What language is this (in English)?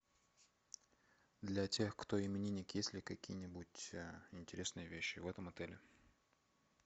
Russian